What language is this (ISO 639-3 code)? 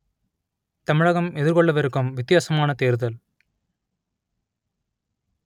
tam